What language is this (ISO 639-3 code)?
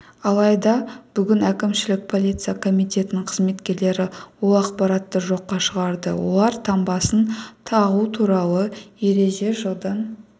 kaz